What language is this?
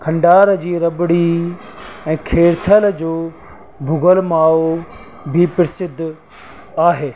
Sindhi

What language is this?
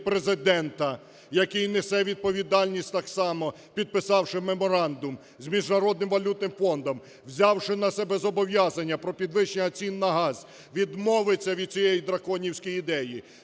Ukrainian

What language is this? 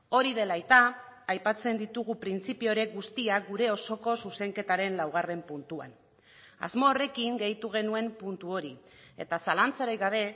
Basque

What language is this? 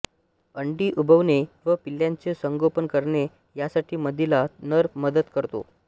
Marathi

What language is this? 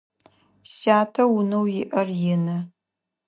Adyghe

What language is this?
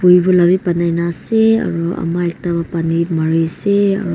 Naga Pidgin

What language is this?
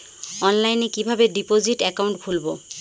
Bangla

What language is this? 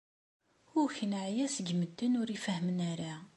Kabyle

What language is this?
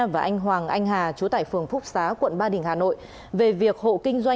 Vietnamese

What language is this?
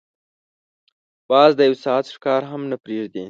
Pashto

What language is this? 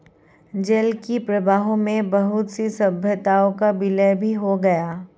Hindi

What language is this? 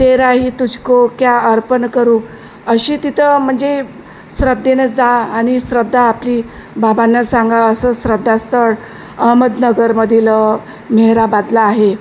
Marathi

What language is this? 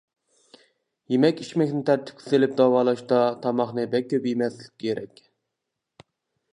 Uyghur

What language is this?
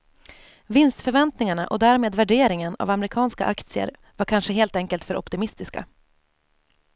Swedish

